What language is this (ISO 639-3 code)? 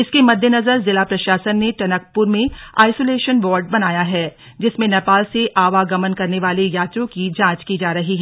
hin